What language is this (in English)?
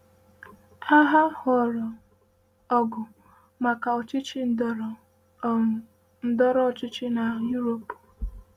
Igbo